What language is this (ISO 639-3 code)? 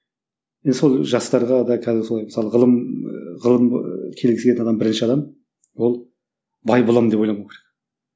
kaz